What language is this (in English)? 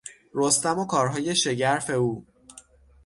Persian